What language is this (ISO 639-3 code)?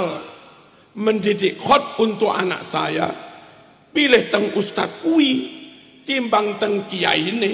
ind